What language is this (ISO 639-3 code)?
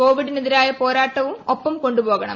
mal